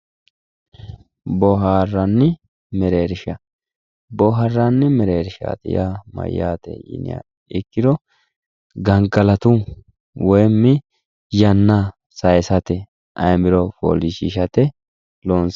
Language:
Sidamo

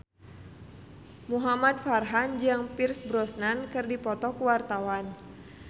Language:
Sundanese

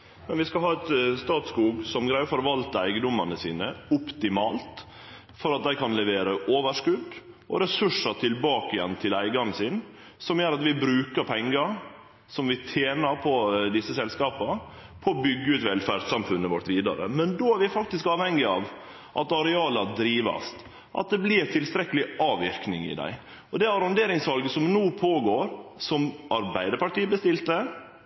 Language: Norwegian Nynorsk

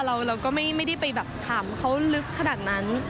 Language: Thai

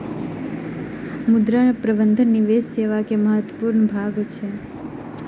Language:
Maithili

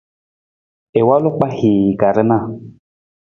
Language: Nawdm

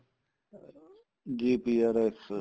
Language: Punjabi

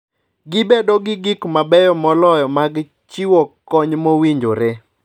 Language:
Luo (Kenya and Tanzania)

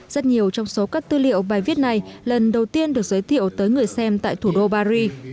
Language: Vietnamese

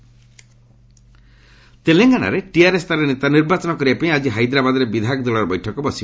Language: Odia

